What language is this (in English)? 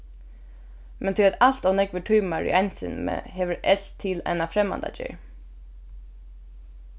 Faroese